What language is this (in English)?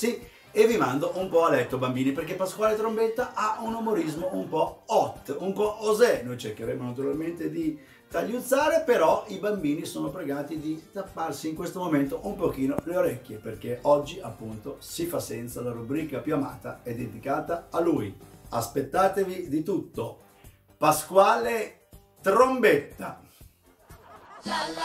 Italian